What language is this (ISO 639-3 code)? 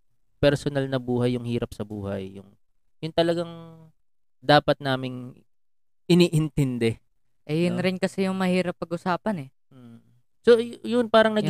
fil